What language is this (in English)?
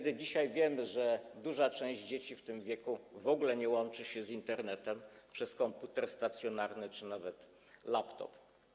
Polish